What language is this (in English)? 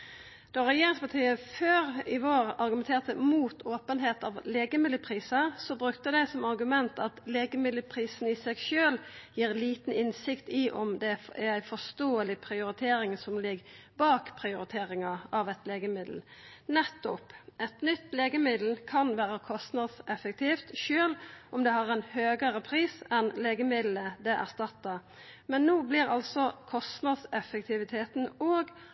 Norwegian Nynorsk